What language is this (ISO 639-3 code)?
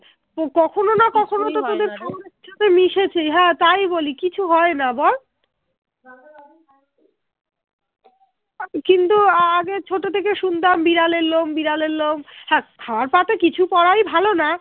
ben